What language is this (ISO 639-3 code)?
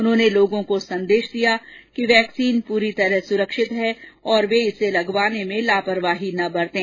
hin